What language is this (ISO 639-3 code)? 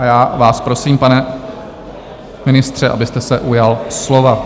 ces